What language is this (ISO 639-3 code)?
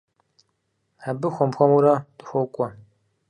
kbd